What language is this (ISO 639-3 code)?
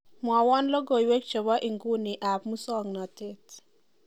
kln